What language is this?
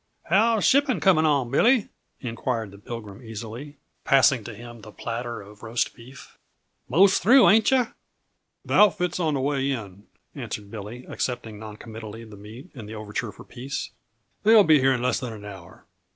English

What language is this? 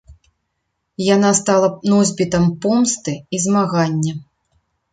Belarusian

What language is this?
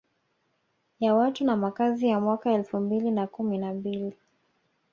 Swahili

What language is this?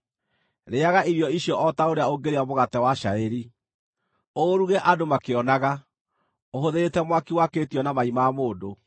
Kikuyu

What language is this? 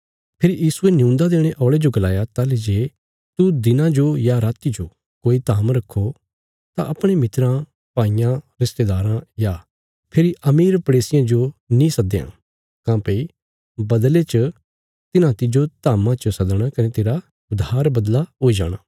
Bilaspuri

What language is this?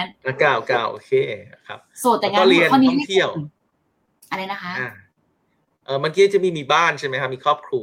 Thai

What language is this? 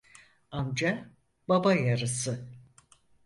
Turkish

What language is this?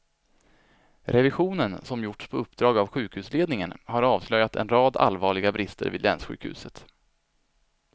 Swedish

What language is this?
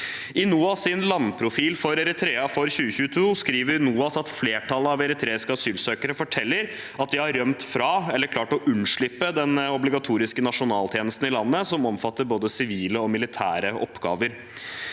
Norwegian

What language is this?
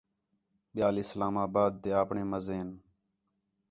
Khetrani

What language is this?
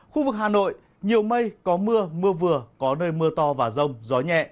Vietnamese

